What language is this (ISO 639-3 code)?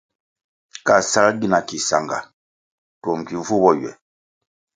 nmg